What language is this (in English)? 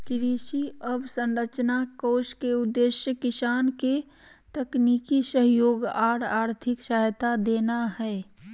Magahi